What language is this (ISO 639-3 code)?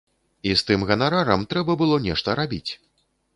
bel